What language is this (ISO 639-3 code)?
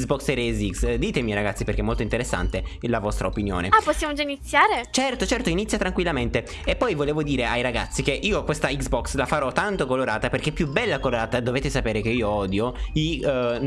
ita